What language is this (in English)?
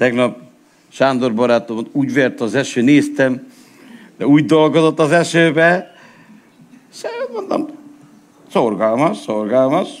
Hungarian